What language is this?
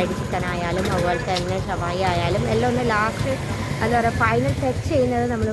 Malayalam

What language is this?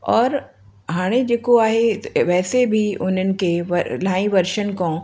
Sindhi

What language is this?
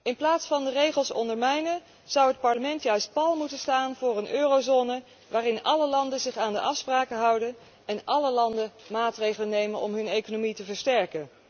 Dutch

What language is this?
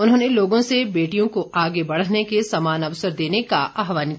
Hindi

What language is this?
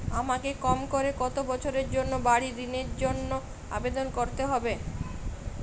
Bangla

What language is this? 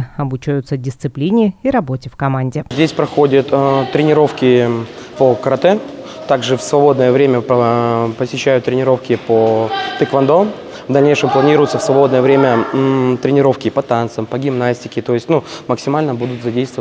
Russian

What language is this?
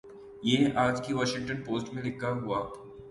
Urdu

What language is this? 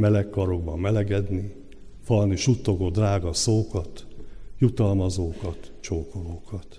Hungarian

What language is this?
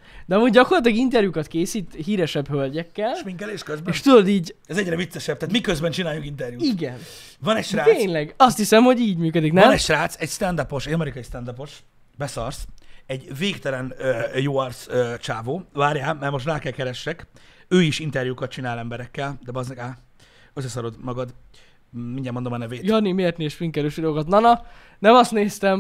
Hungarian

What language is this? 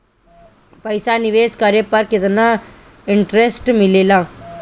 Bhojpuri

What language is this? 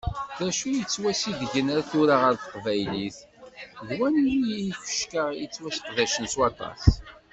Kabyle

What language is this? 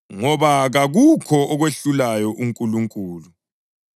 North Ndebele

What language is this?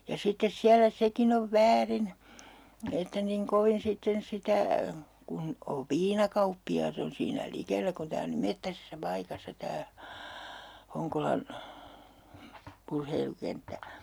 Finnish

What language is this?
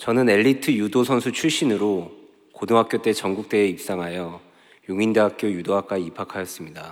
Korean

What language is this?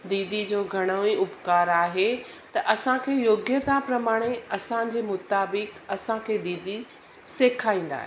Sindhi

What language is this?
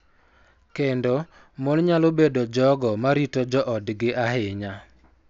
Luo (Kenya and Tanzania)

